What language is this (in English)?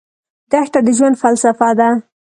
Pashto